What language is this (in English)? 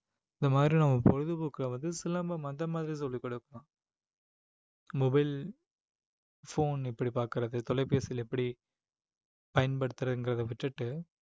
Tamil